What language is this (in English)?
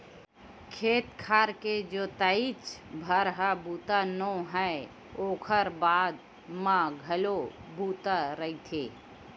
Chhattisgarhi